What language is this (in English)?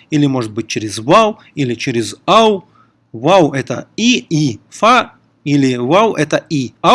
Russian